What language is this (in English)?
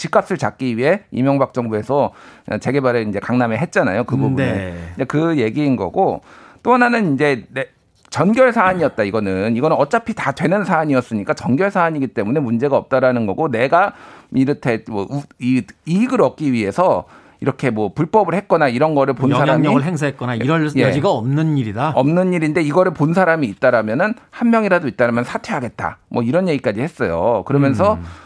Korean